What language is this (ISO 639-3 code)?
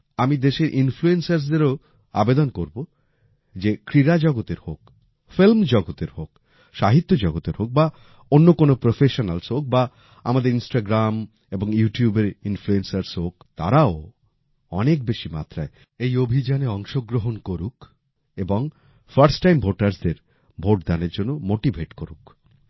ben